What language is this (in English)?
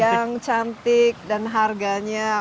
Indonesian